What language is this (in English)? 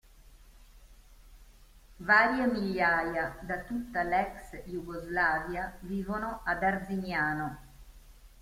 Italian